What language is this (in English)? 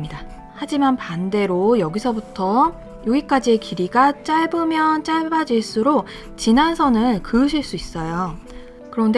Korean